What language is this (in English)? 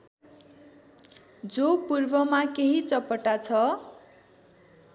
Nepali